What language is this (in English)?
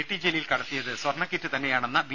Malayalam